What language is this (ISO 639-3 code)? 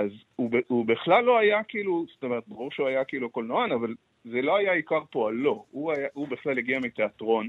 heb